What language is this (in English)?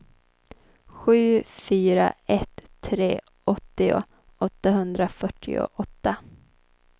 Swedish